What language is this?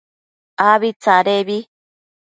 Matsés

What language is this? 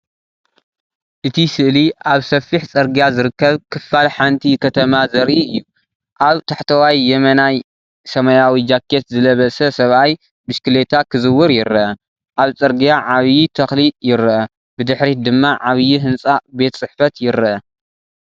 Tigrinya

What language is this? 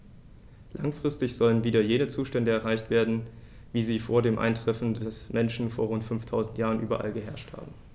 German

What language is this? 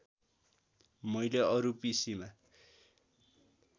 Nepali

